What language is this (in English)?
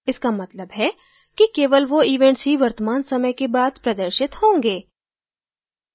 Hindi